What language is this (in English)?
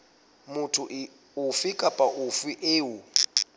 Southern Sotho